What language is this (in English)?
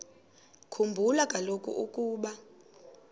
Xhosa